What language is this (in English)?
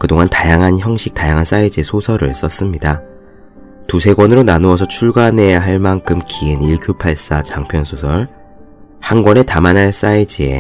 Korean